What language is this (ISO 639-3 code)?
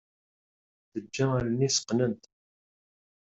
kab